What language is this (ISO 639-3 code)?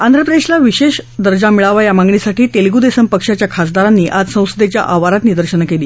mar